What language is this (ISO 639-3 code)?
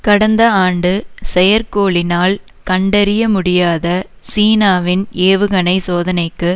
tam